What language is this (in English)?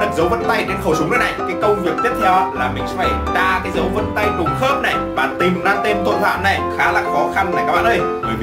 Vietnamese